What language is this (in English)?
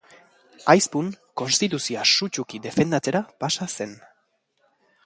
Basque